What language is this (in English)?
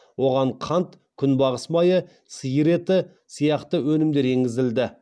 Kazakh